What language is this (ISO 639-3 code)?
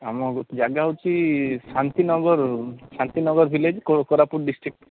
ori